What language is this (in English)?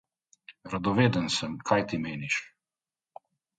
Slovenian